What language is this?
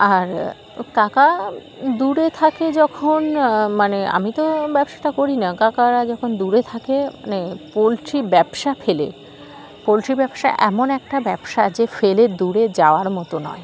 Bangla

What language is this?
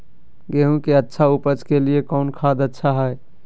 Magahi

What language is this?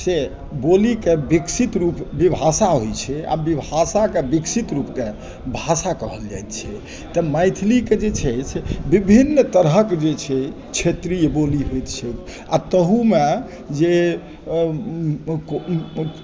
Maithili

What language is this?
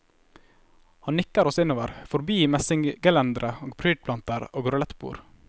Norwegian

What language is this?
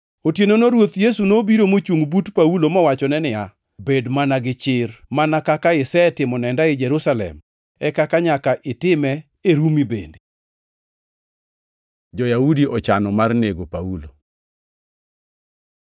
Luo (Kenya and Tanzania)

